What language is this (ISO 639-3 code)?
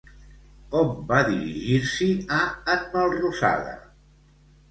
cat